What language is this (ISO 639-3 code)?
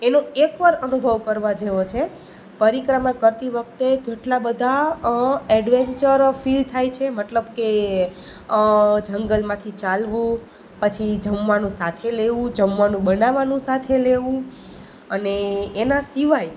guj